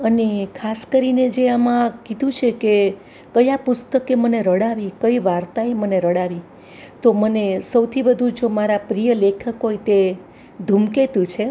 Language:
Gujarati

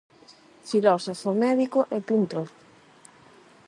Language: Galician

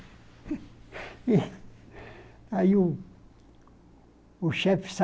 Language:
Portuguese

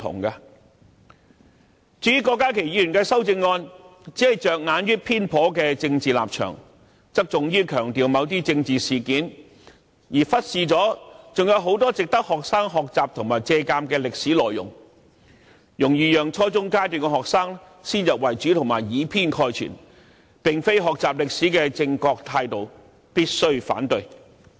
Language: Cantonese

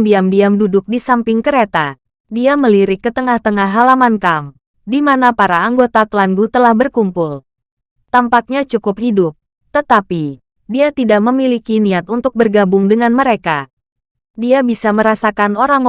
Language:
Indonesian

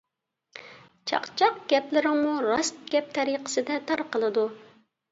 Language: Uyghur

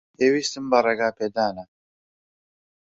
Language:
Central Kurdish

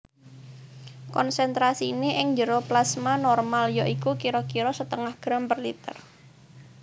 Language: Javanese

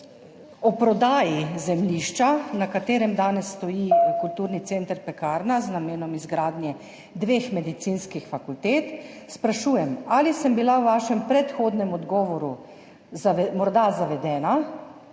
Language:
Slovenian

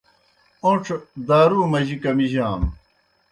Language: Kohistani Shina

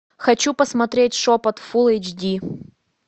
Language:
Russian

